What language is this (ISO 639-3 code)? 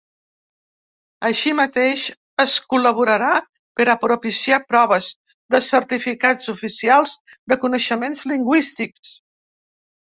cat